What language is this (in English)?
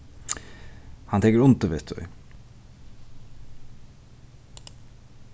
Faroese